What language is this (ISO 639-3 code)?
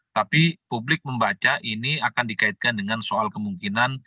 ind